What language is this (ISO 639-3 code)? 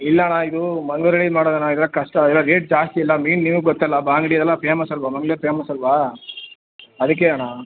kan